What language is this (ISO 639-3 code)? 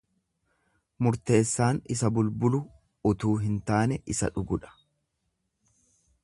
orm